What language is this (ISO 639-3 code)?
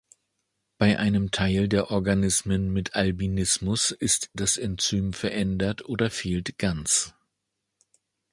deu